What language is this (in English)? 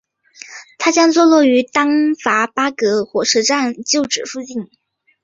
Chinese